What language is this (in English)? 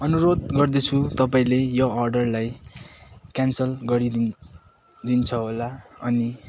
Nepali